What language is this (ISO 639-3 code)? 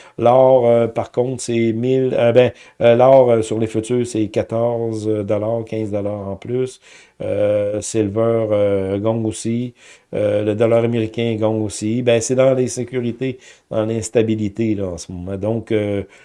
fra